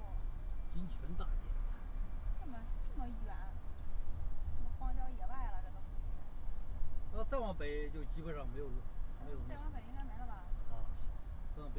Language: Chinese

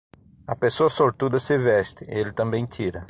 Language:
Portuguese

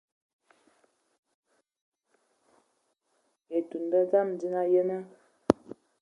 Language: Ewondo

